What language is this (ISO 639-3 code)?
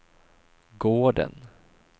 swe